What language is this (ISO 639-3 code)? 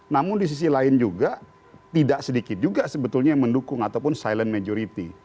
ind